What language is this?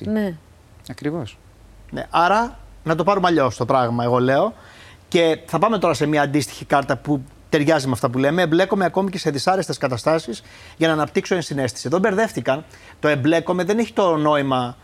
Greek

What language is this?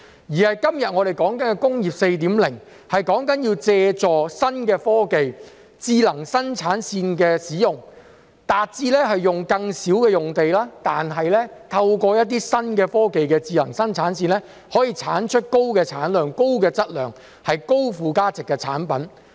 Cantonese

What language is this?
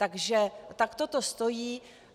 Czech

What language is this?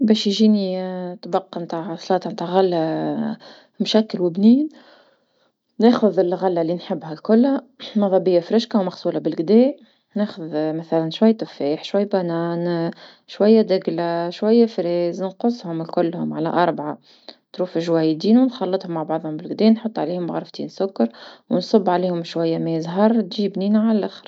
Tunisian Arabic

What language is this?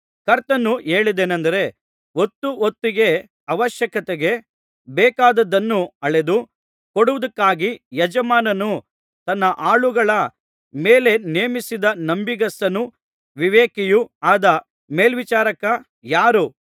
Kannada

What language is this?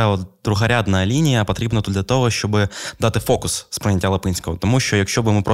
Ukrainian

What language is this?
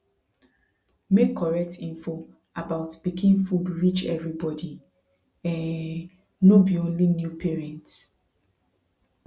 Nigerian Pidgin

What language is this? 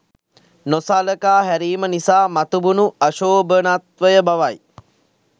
Sinhala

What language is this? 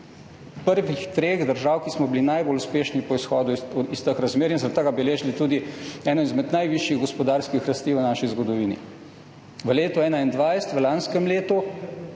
Slovenian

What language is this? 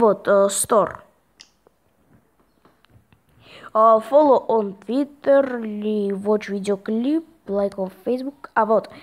Russian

